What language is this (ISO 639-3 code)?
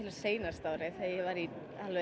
isl